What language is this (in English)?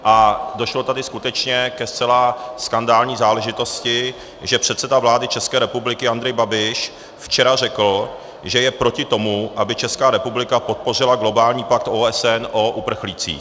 Czech